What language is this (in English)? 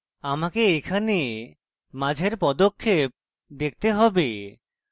Bangla